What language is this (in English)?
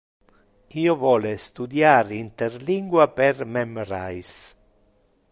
Interlingua